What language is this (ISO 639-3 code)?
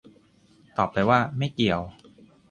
tha